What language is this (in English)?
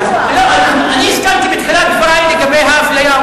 Hebrew